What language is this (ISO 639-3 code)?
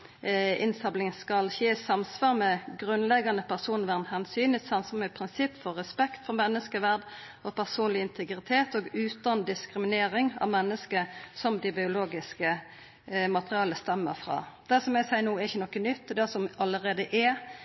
nno